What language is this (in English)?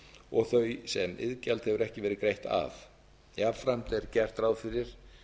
Icelandic